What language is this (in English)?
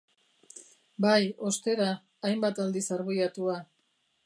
Basque